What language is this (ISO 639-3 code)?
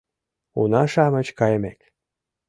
chm